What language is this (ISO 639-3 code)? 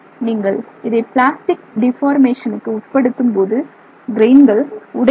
tam